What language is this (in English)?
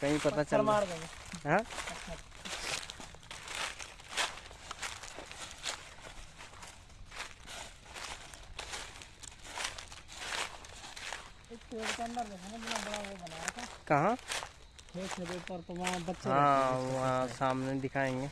Hindi